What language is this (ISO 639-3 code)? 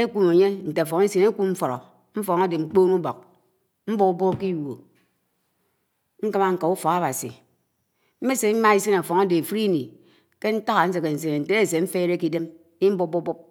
anw